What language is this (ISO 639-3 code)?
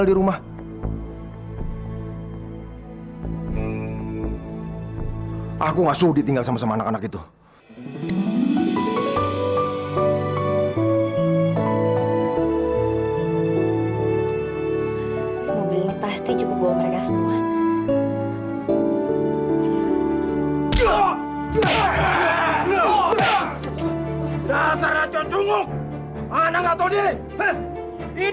ind